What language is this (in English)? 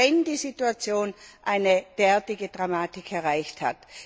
German